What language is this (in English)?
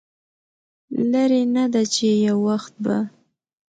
Pashto